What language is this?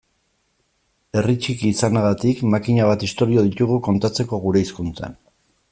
Basque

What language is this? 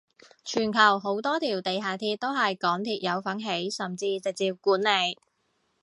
Cantonese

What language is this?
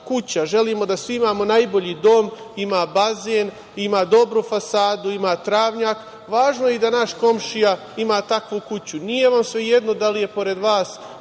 Serbian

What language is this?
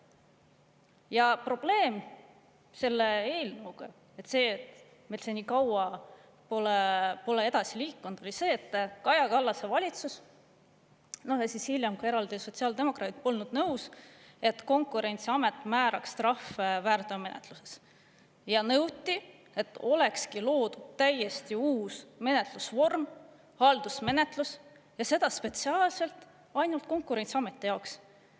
Estonian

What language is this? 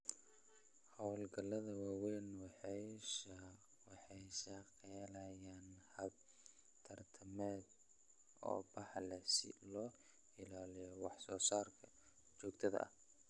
Somali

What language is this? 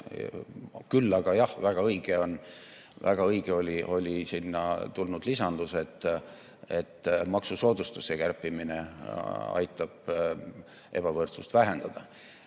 Estonian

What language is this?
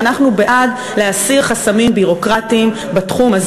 Hebrew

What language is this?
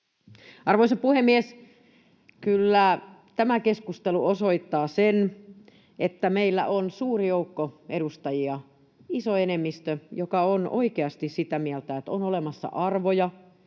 Finnish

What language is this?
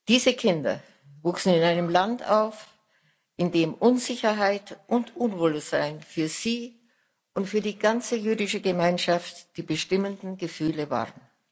German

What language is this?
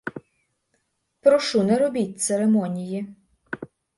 Ukrainian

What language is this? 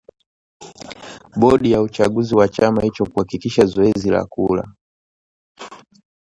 Swahili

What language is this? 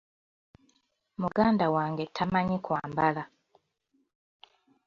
Ganda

